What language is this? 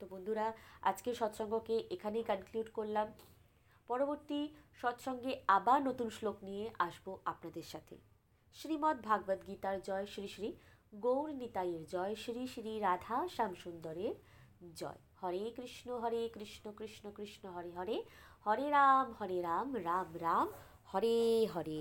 Bangla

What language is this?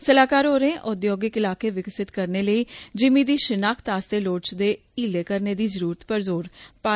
Dogri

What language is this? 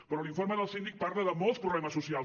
Catalan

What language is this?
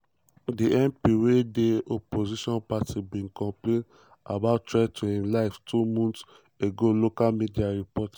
Nigerian Pidgin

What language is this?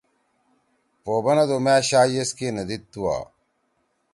Torwali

